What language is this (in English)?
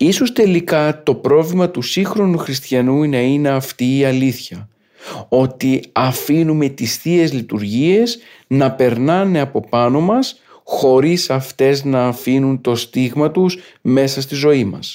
Greek